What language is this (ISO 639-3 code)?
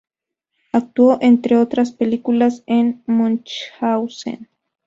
spa